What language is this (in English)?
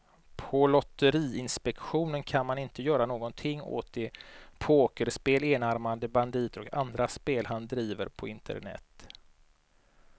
Swedish